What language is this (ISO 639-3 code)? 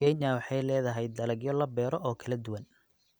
som